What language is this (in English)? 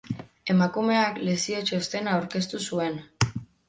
Basque